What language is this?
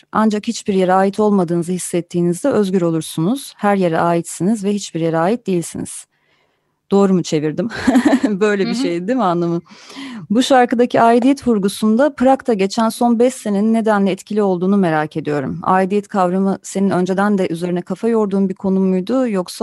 Turkish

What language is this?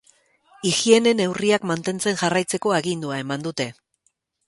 Basque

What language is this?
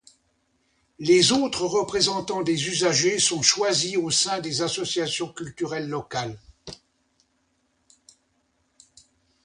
French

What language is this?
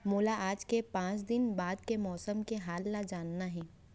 Chhattisgarhi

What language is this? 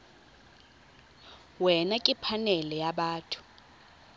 Tswana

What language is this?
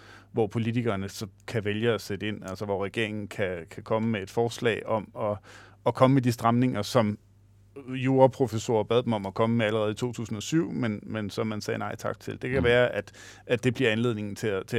Danish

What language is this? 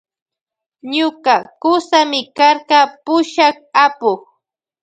Loja Highland Quichua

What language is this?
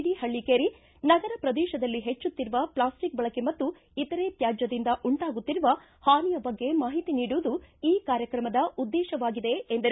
Kannada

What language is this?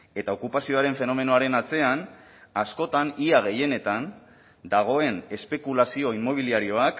Basque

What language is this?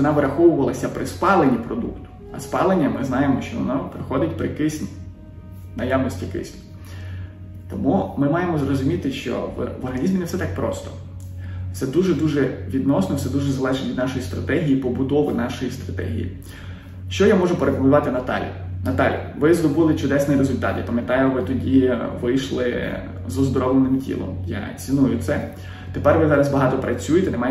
Ukrainian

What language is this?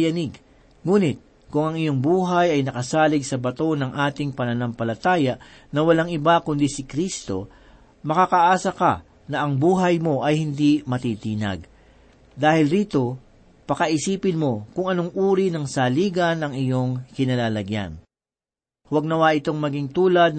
Filipino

